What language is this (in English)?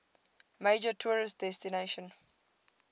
English